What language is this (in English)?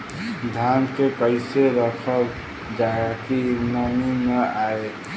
Bhojpuri